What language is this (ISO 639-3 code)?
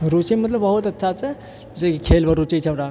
mai